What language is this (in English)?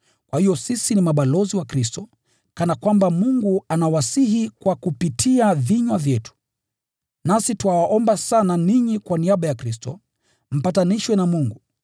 Swahili